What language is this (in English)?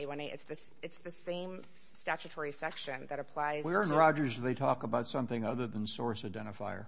English